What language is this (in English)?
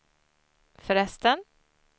Swedish